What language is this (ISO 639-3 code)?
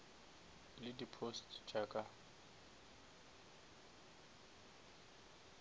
nso